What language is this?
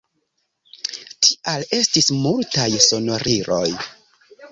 Esperanto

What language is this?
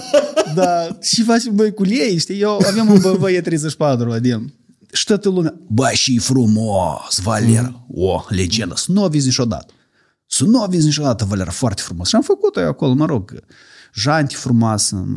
Romanian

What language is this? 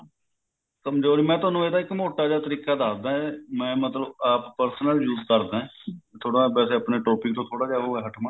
Punjabi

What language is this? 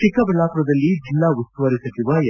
Kannada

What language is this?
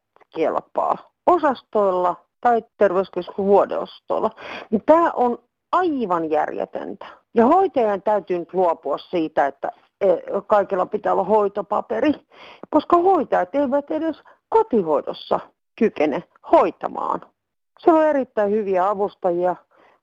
Finnish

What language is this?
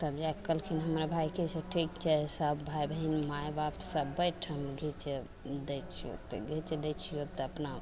Maithili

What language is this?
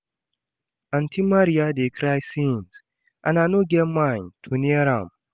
Nigerian Pidgin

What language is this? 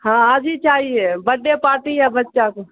Urdu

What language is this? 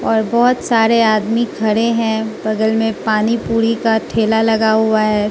Hindi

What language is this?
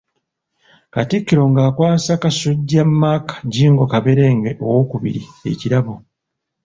Ganda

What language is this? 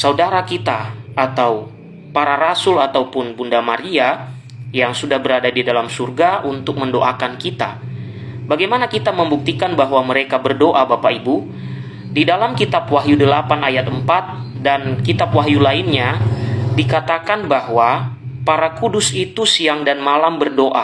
Indonesian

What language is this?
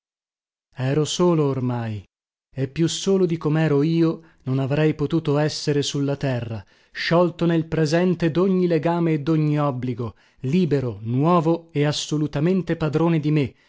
Italian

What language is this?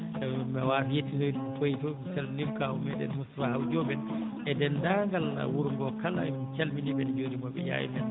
Fula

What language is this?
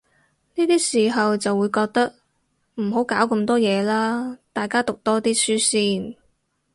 Cantonese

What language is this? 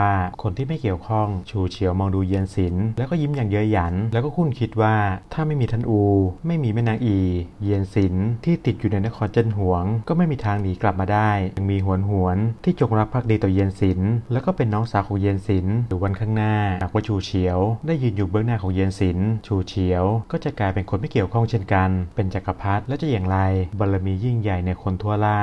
Thai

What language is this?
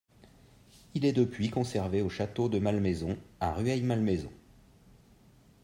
French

